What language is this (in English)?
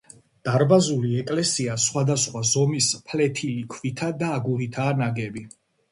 Georgian